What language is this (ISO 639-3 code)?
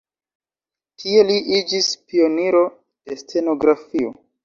epo